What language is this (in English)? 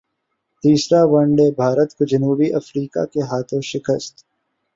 Urdu